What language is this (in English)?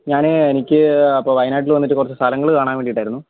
Malayalam